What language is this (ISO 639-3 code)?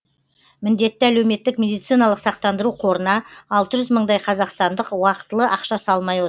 kaz